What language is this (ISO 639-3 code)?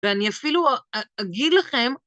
heb